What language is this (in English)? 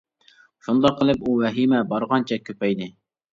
Uyghur